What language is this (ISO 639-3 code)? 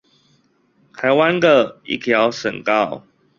zho